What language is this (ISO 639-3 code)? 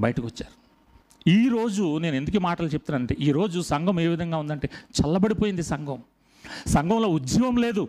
tel